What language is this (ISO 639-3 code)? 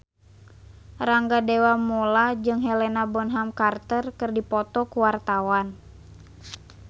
sun